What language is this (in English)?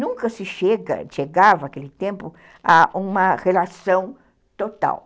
Portuguese